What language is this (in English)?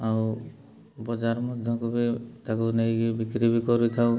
Odia